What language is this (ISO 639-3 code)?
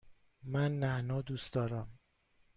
fas